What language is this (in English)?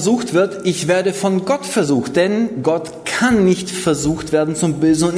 German